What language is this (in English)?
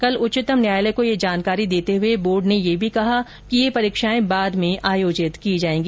Hindi